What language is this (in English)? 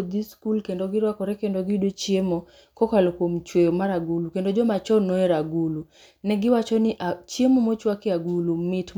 Luo (Kenya and Tanzania)